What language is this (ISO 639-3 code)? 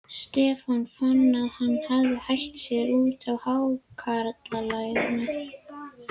isl